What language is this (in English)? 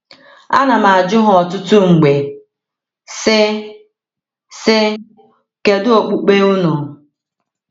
Igbo